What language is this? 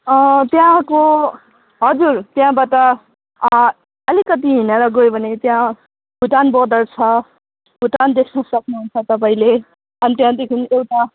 Nepali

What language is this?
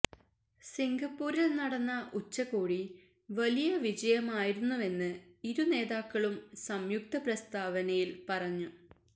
Malayalam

